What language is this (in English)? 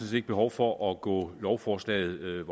Danish